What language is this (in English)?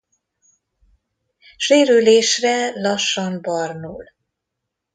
Hungarian